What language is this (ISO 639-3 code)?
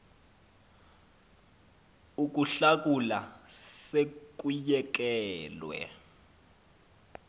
xho